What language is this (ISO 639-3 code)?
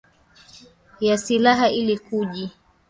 swa